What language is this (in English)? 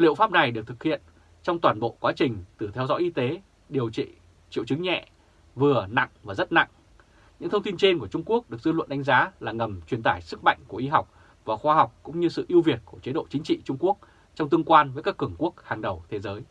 Vietnamese